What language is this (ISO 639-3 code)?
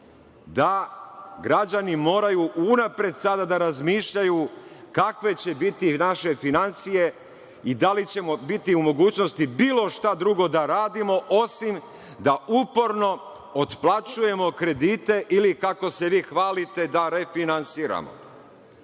srp